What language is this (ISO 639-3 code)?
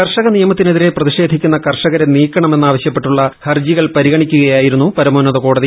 mal